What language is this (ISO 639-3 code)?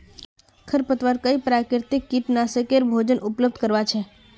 mag